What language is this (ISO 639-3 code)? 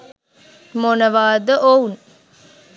sin